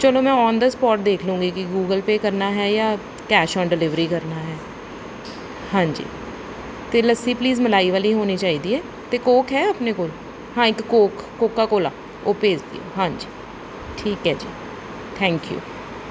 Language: Punjabi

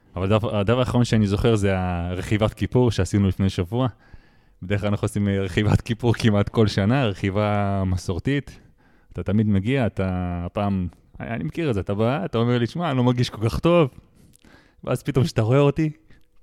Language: Hebrew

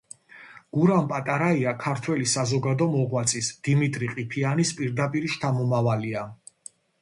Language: Georgian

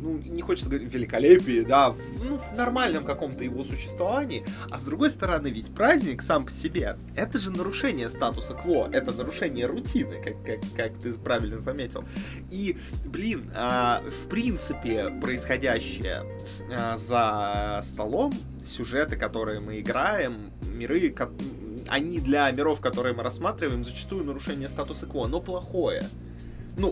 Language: Russian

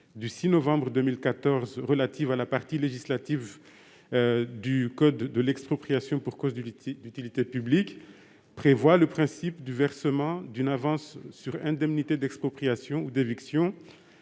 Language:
French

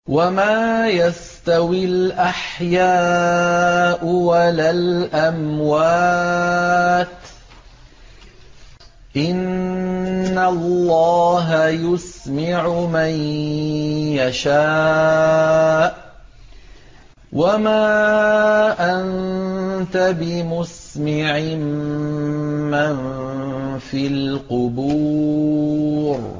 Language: Arabic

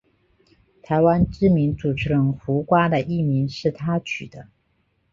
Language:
Chinese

